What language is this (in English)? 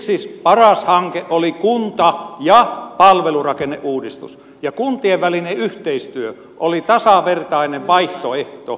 Finnish